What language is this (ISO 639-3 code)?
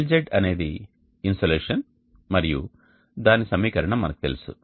tel